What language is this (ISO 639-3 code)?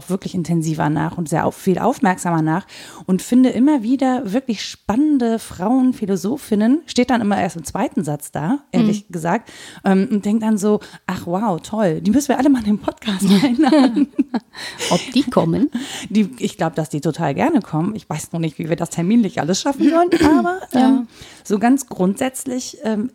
deu